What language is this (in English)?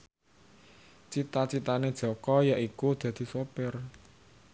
Javanese